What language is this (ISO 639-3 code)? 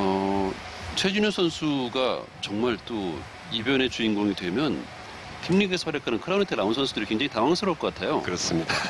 kor